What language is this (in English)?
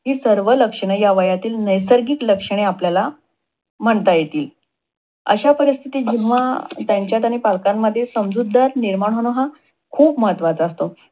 Marathi